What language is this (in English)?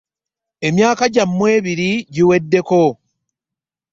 Ganda